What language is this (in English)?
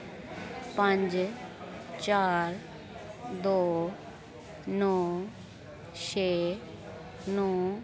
Dogri